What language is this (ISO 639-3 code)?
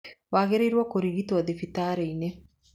kik